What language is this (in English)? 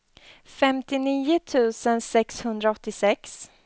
Swedish